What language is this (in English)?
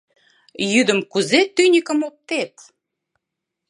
Mari